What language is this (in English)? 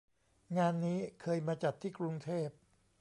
Thai